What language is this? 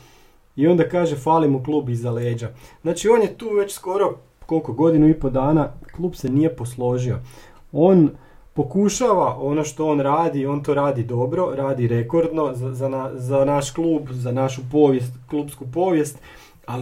Croatian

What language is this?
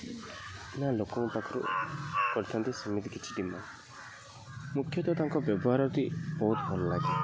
Odia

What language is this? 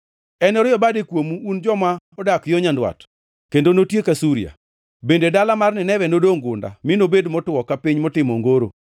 Luo (Kenya and Tanzania)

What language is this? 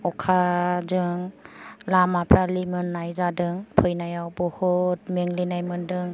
Bodo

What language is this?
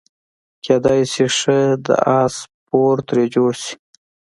Pashto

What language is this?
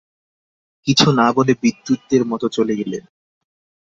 Bangla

